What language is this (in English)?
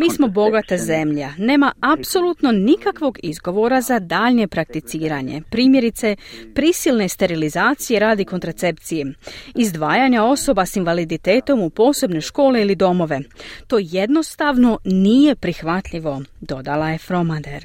Croatian